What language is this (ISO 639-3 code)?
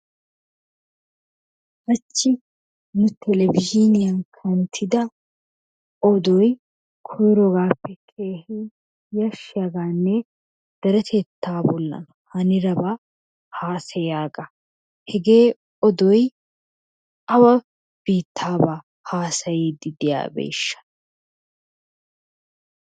wal